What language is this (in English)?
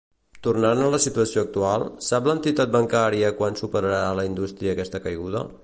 Catalan